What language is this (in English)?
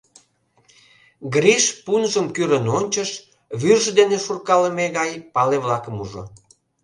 Mari